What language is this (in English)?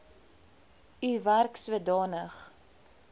Afrikaans